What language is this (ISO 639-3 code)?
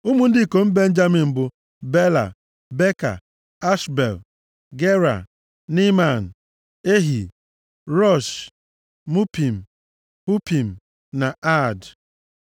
ibo